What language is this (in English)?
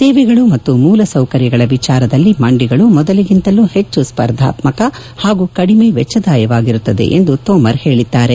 Kannada